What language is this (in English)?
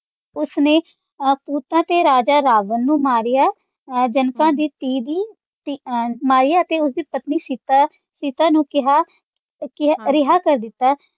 Punjabi